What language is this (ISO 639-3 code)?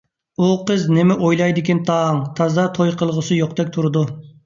uig